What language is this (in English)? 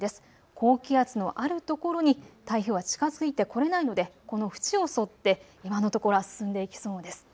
Japanese